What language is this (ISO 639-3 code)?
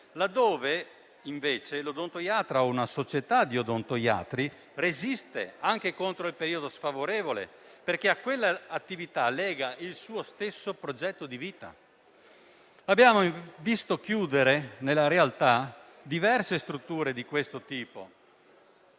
ita